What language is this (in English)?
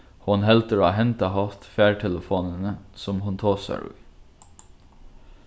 Faroese